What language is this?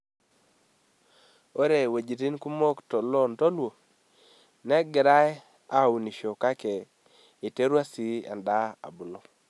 Masai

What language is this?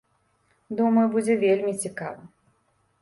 Belarusian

